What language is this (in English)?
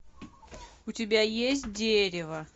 Russian